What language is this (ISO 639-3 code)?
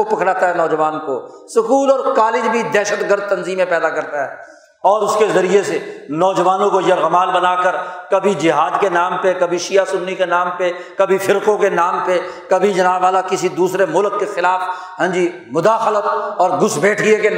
urd